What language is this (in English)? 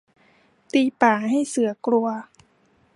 Thai